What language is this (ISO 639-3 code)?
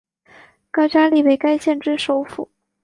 zho